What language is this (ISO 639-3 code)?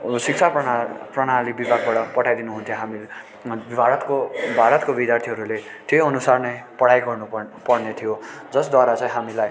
nep